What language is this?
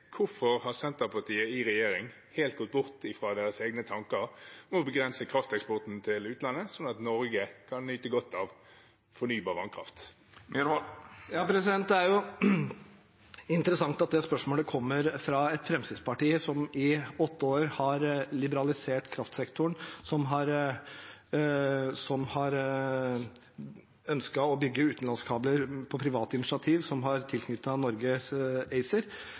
Norwegian Bokmål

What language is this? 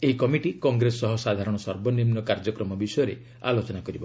Odia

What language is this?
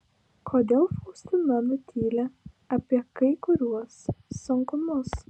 Lithuanian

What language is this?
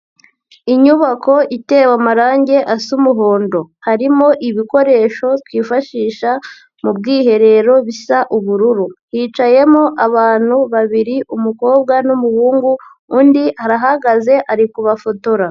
Kinyarwanda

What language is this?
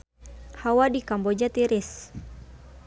Sundanese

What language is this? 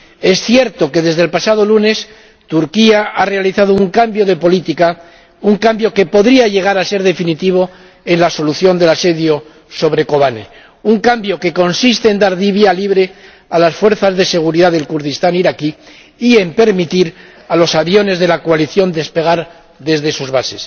Spanish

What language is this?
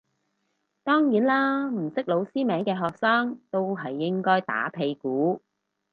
Cantonese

